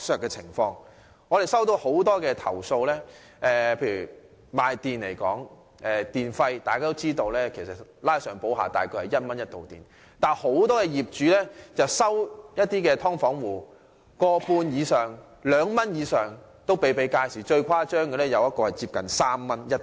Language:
Cantonese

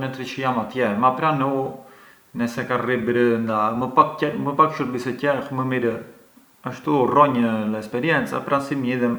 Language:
Arbëreshë Albanian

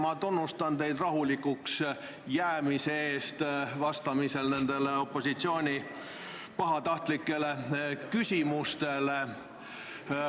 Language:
Estonian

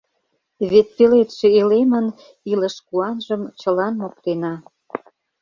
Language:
Mari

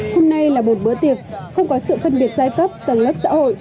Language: Vietnamese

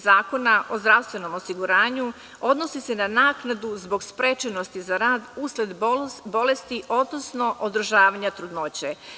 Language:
Serbian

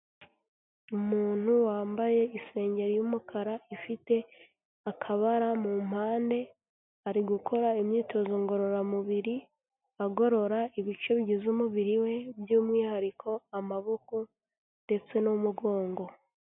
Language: Kinyarwanda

